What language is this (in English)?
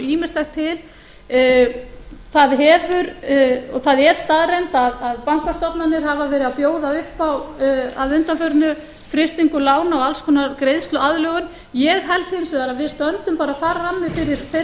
Icelandic